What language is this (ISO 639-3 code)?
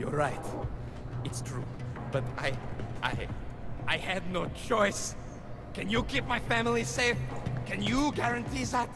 tur